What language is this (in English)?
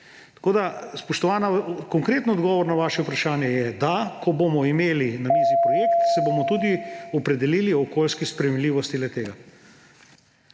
Slovenian